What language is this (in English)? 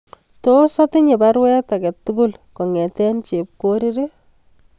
Kalenjin